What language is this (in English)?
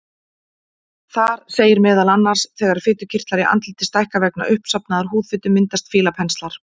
Icelandic